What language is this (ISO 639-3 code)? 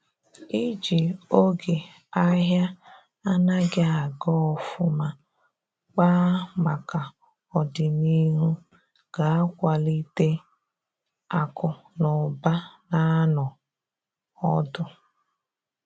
ibo